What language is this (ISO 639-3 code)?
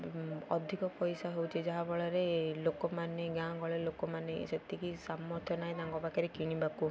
ori